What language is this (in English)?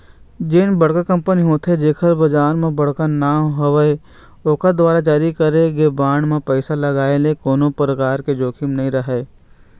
Chhattisgarhi